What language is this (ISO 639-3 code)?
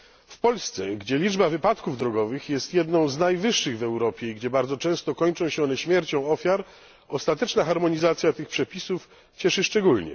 pol